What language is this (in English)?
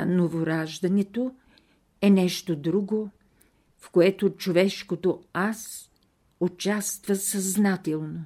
Bulgarian